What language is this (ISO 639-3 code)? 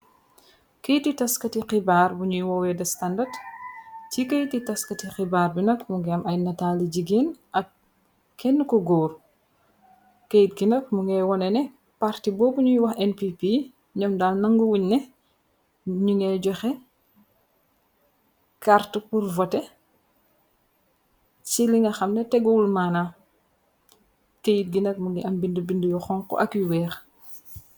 wol